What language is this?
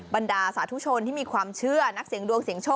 Thai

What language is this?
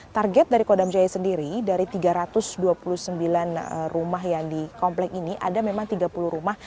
Indonesian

